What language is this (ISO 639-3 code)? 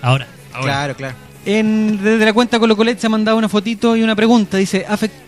spa